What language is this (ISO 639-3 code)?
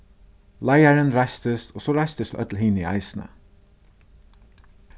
fao